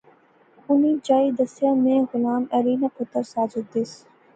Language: Pahari-Potwari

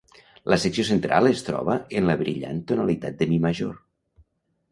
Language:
Catalan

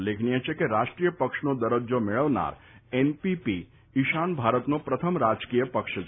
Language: Gujarati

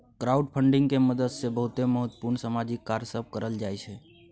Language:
Maithili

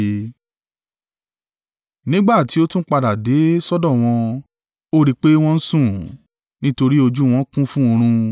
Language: Yoruba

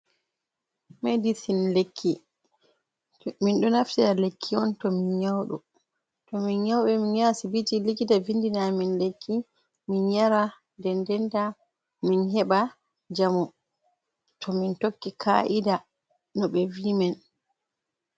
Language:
Fula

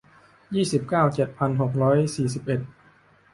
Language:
Thai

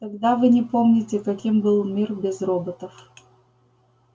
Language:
Russian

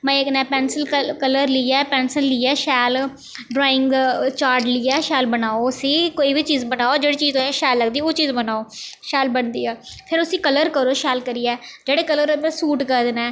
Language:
Dogri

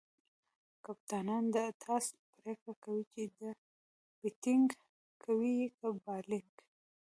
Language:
Pashto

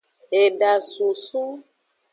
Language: Aja (Benin)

